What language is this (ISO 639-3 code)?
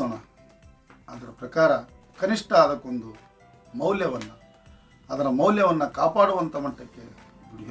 kan